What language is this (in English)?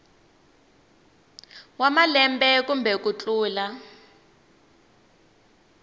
Tsonga